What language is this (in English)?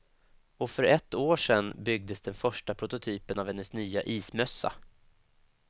Swedish